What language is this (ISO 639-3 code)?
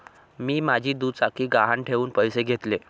mar